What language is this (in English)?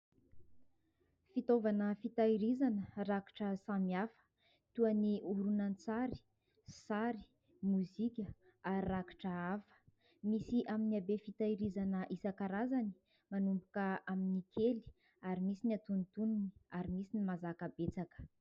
Malagasy